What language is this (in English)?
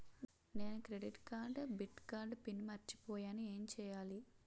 Telugu